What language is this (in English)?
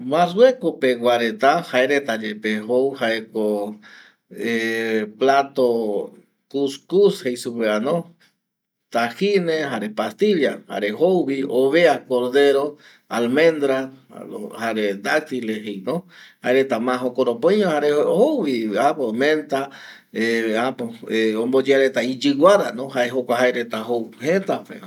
Eastern Bolivian Guaraní